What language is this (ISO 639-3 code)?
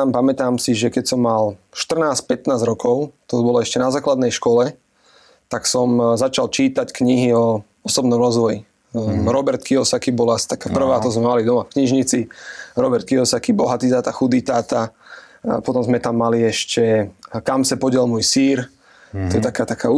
slk